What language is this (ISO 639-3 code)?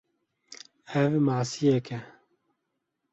kur